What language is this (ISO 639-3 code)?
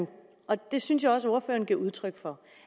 dan